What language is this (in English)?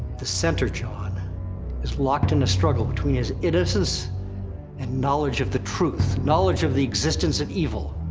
English